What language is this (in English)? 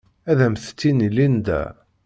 Kabyle